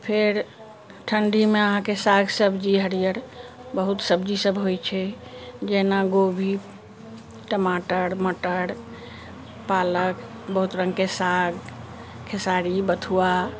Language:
Maithili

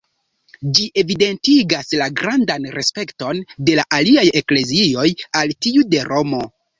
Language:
Esperanto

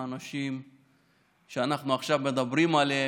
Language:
Hebrew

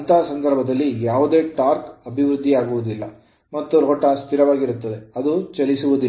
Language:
Kannada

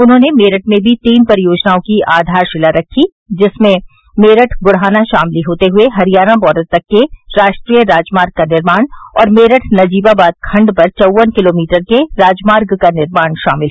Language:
Hindi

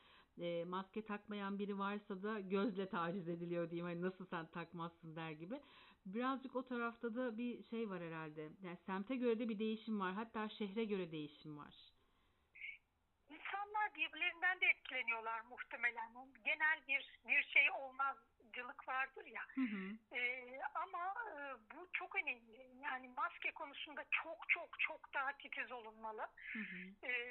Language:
Turkish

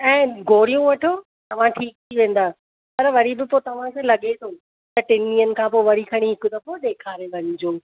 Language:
Sindhi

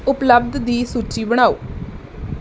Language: Punjabi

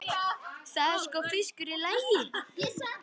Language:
Icelandic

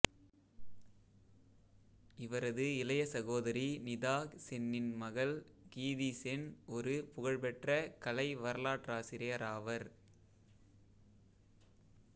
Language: Tamil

